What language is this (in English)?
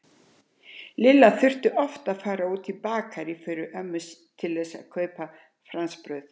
Icelandic